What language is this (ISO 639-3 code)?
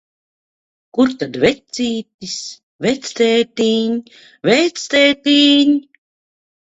lav